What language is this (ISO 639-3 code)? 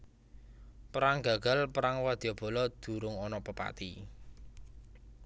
jav